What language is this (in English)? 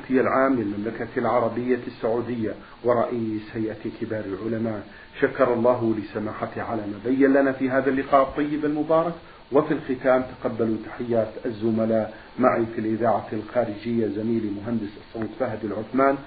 Arabic